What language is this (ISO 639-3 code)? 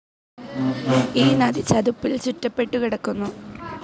mal